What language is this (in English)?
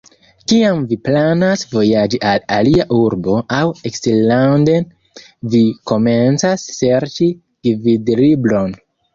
Esperanto